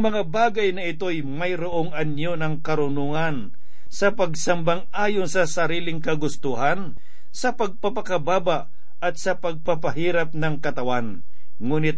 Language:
Filipino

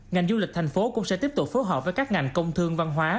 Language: Vietnamese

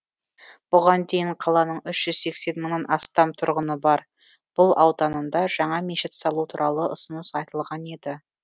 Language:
Kazakh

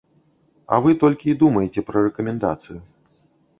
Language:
Belarusian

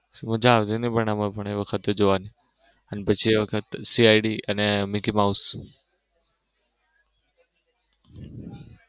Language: Gujarati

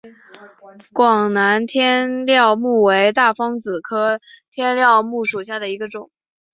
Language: Chinese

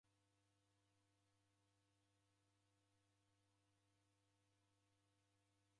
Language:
Taita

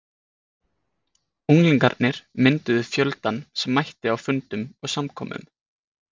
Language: Icelandic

